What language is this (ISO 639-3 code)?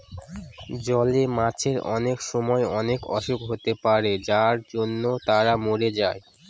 ben